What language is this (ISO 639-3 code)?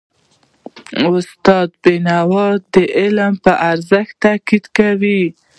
pus